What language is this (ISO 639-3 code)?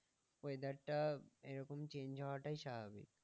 ben